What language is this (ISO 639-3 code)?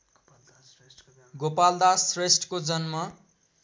nep